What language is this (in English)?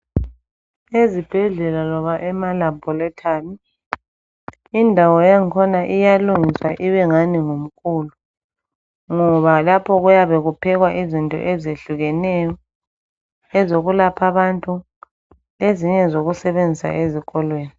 North Ndebele